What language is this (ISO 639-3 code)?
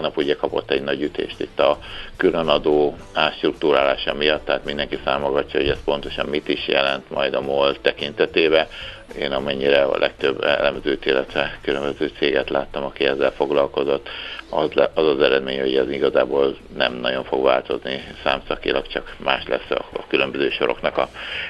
hun